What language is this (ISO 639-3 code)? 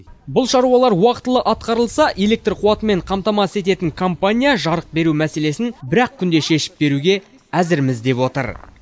kaz